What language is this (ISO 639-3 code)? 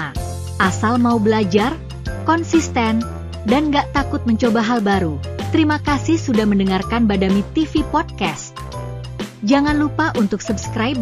ind